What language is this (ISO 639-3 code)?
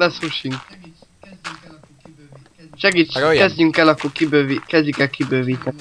hun